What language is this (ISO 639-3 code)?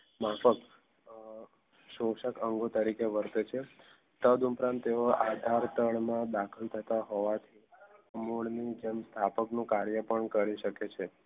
guj